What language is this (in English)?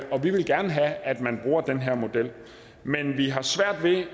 Danish